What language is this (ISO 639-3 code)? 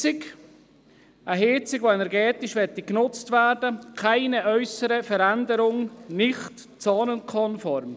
gsw